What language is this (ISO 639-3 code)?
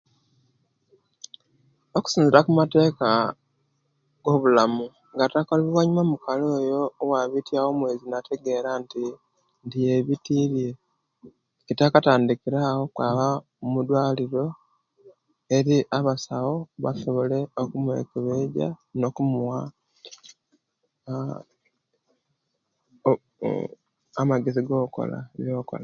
lke